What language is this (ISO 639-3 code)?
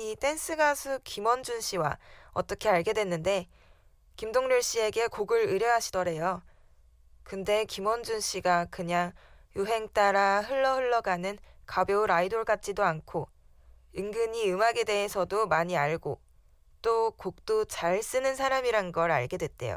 kor